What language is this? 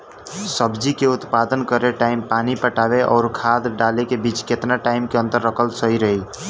Bhojpuri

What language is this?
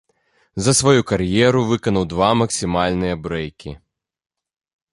Belarusian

